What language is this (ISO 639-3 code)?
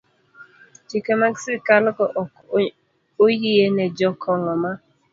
luo